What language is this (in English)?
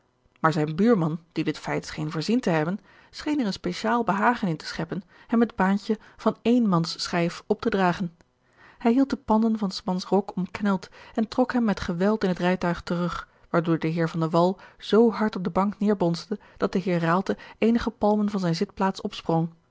Dutch